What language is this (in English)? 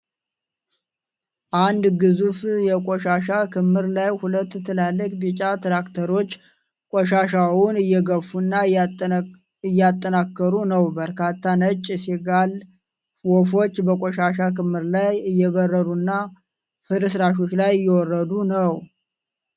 Amharic